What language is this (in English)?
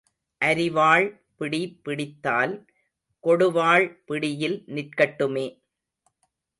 Tamil